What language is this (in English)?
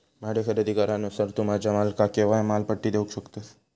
Marathi